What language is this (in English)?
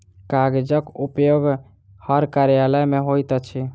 Maithili